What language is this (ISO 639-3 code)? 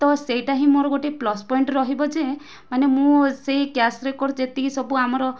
ori